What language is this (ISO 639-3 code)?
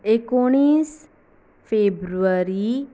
kok